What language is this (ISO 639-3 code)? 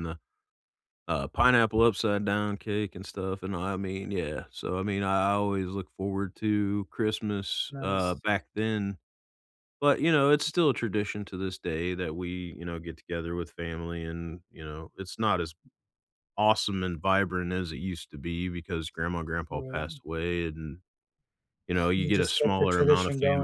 eng